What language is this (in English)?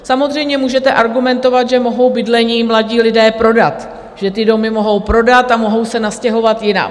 Czech